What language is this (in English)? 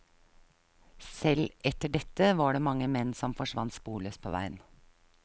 Norwegian